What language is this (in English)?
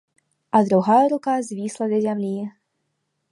Belarusian